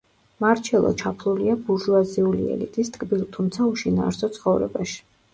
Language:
Georgian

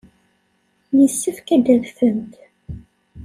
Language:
Kabyle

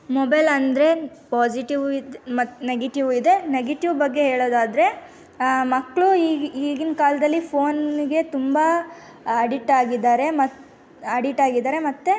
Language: Kannada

